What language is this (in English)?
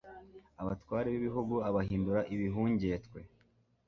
Kinyarwanda